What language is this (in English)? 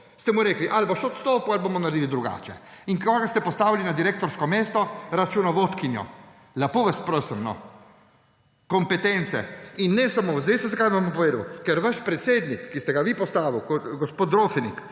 Slovenian